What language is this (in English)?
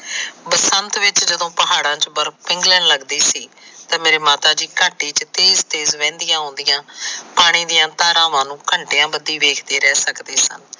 Punjabi